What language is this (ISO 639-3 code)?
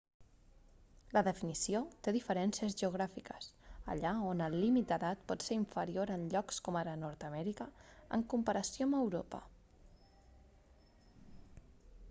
cat